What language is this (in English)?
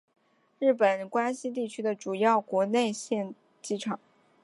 Chinese